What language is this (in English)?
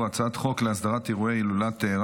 Hebrew